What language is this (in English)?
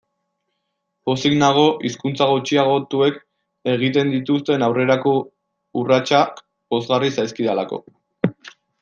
Basque